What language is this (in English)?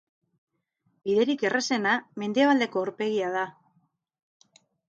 Basque